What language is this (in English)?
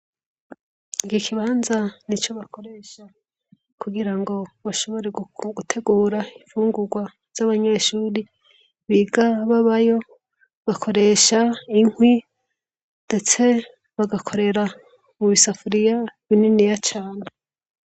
Rundi